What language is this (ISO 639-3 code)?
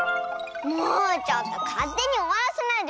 jpn